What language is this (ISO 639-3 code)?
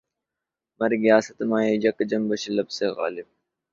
urd